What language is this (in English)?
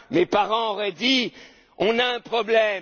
French